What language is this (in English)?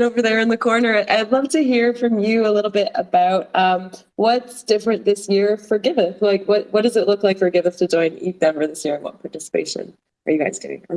English